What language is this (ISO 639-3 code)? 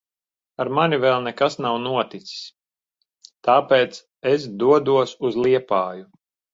lav